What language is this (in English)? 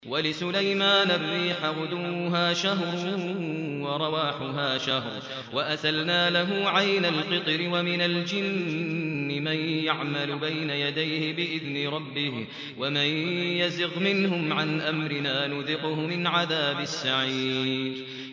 Arabic